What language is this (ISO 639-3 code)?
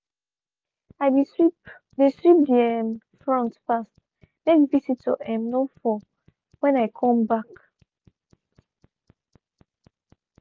pcm